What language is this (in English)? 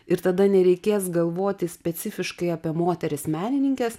Lithuanian